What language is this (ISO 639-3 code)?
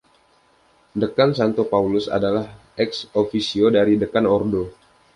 ind